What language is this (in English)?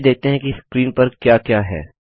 Hindi